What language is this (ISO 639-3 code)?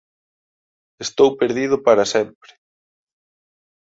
glg